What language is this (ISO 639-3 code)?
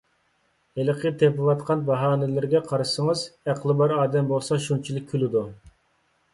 uig